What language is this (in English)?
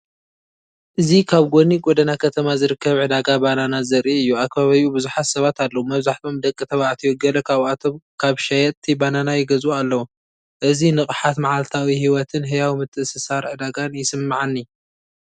Tigrinya